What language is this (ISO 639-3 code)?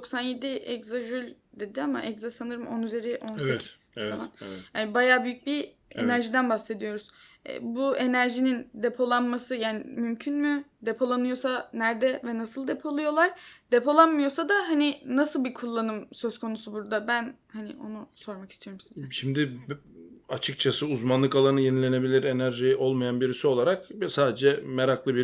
tur